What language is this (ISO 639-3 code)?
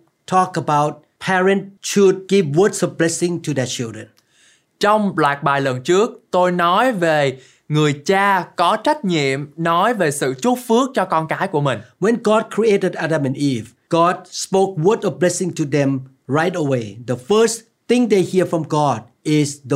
vie